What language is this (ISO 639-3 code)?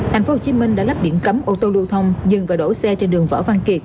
vie